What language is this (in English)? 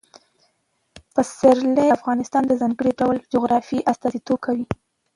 Pashto